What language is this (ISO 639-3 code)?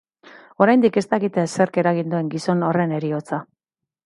eus